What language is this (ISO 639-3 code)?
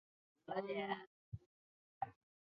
zho